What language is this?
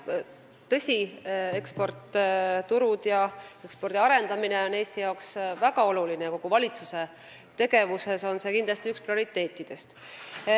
Estonian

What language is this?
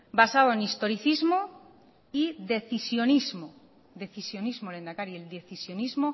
Spanish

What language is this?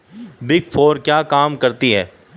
Hindi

